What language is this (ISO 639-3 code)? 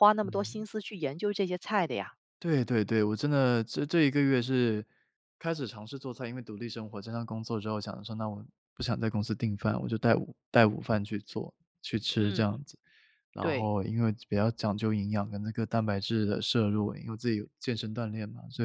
zho